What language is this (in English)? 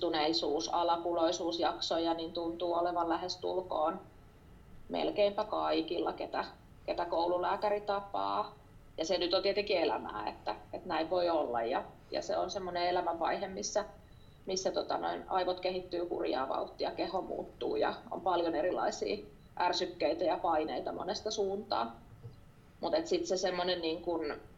Finnish